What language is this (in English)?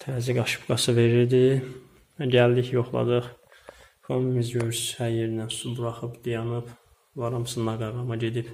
Turkish